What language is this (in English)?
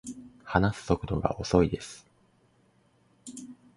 Japanese